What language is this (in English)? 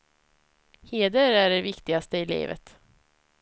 Swedish